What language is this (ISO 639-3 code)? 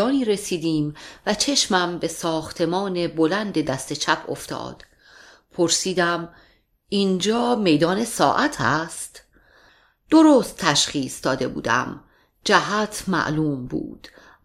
fas